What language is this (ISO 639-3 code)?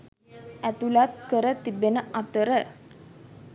sin